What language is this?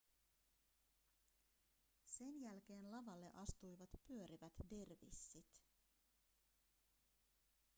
Finnish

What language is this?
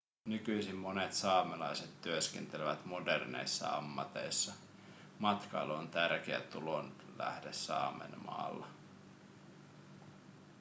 Finnish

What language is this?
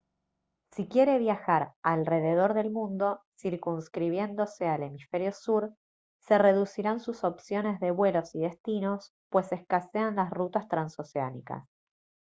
Spanish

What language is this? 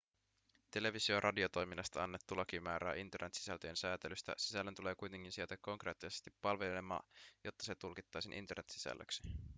Finnish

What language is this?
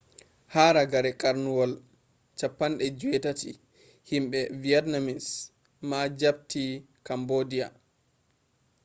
Fula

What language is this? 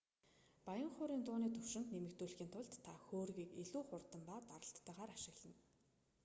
Mongolian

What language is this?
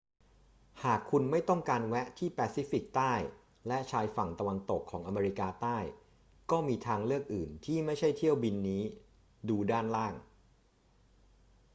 Thai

